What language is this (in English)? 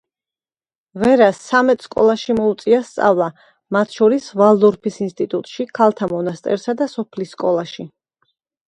Georgian